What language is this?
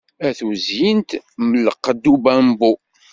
Kabyle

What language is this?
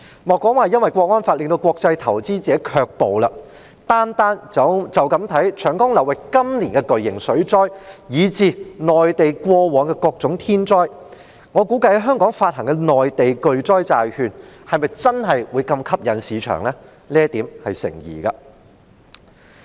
Cantonese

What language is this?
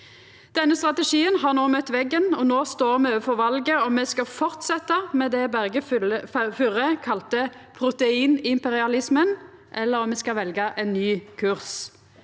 Norwegian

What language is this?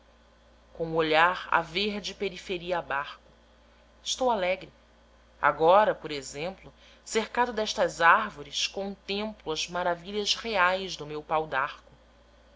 Portuguese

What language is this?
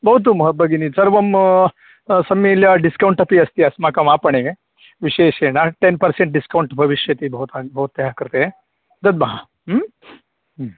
Sanskrit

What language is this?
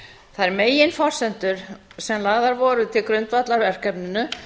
Icelandic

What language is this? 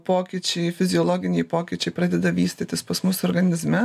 Lithuanian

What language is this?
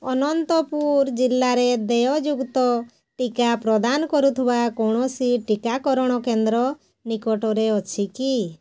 Odia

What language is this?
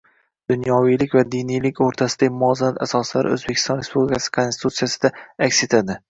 Uzbek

